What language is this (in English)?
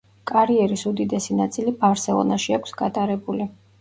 Georgian